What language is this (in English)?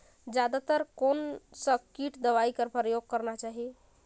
Chhattisgarhi